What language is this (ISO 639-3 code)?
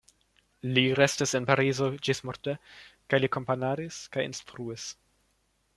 epo